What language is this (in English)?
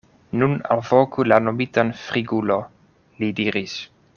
Esperanto